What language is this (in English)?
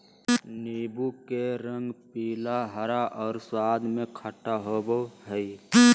Magahi